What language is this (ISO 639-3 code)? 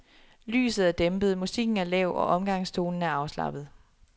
dan